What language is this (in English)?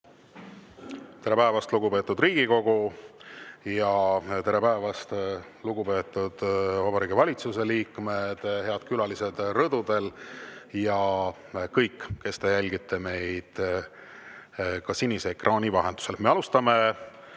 Estonian